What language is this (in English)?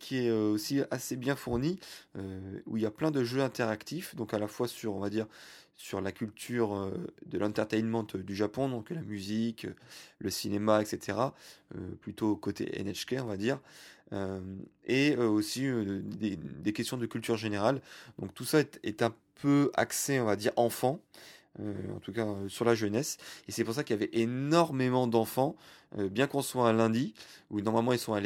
French